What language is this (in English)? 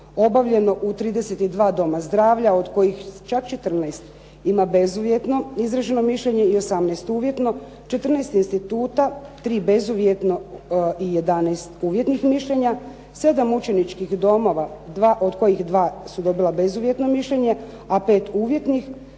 Croatian